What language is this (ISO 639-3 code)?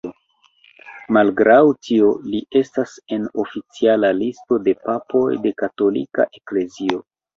epo